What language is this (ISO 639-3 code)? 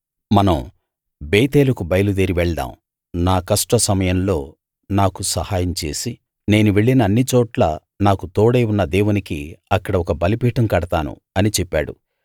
tel